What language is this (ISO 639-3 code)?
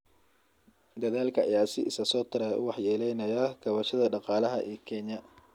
som